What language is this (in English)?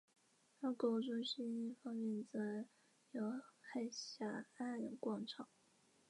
Chinese